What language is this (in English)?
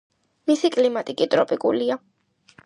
Georgian